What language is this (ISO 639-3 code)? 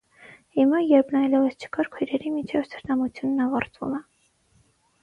hye